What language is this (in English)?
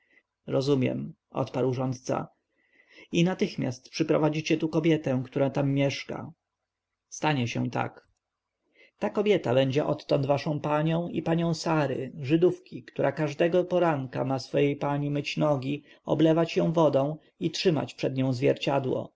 Polish